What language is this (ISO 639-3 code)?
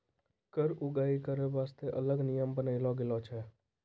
mai